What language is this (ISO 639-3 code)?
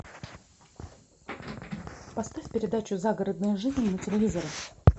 rus